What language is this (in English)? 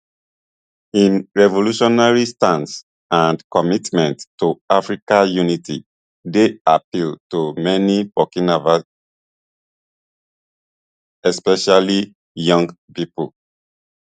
Nigerian Pidgin